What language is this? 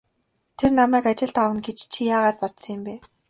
Mongolian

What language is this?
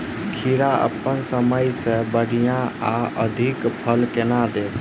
Maithili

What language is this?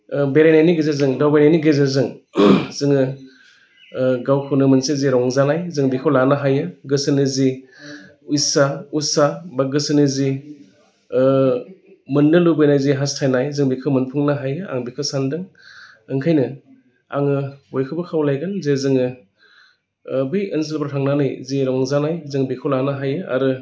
Bodo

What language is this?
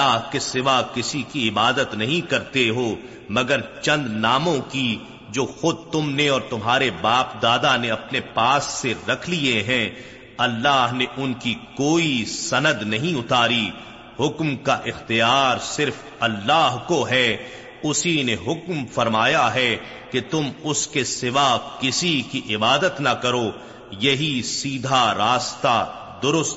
Urdu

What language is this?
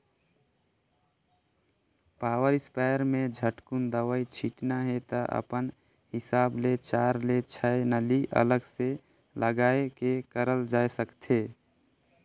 Chhattisgarhi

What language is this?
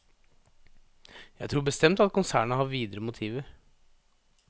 Norwegian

